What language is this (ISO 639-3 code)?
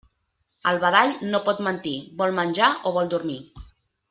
cat